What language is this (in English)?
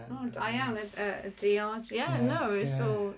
Welsh